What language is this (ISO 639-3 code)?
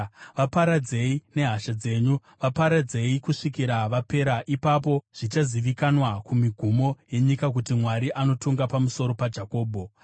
sna